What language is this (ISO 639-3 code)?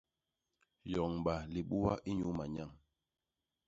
bas